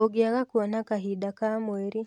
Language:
Kikuyu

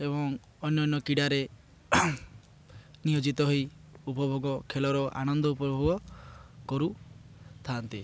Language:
Odia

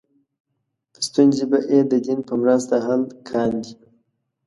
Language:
Pashto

